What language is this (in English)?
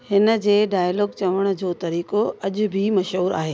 Sindhi